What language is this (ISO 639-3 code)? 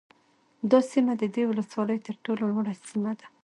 pus